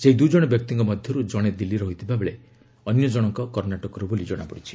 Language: Odia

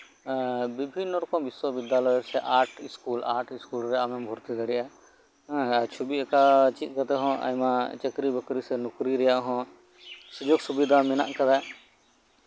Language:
Santali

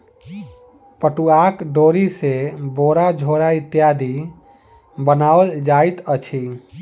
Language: Maithili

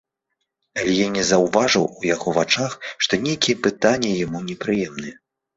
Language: Belarusian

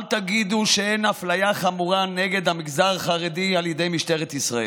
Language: Hebrew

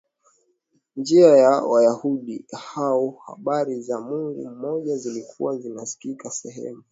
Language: Swahili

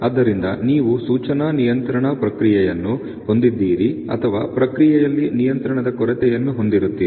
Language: Kannada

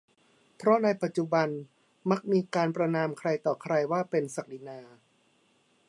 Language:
Thai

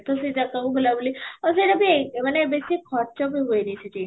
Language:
Odia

